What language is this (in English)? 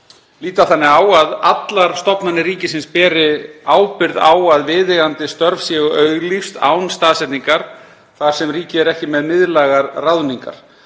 Icelandic